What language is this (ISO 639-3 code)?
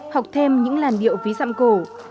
vie